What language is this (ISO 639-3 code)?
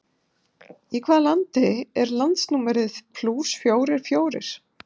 isl